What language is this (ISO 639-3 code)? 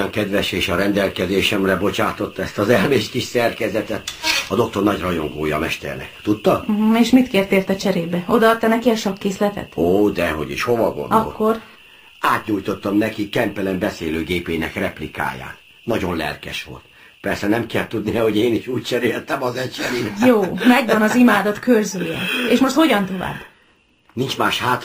hun